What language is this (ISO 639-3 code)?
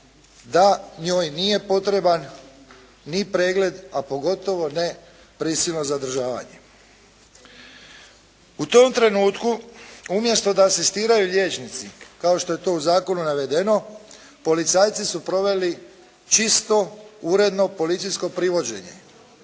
hrv